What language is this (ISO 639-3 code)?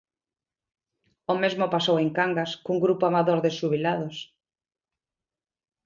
glg